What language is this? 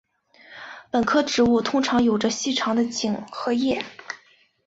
Chinese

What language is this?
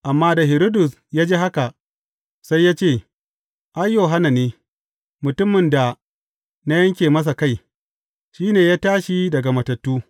Hausa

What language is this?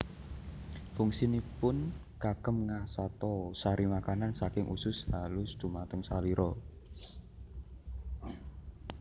Javanese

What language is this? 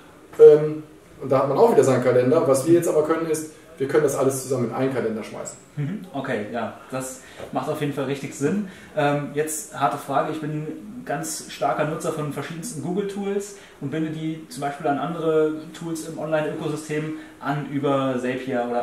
German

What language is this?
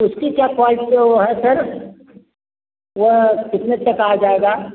Hindi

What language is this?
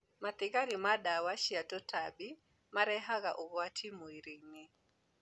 Kikuyu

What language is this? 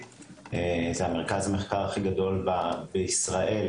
Hebrew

